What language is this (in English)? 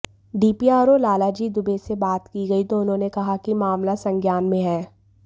Hindi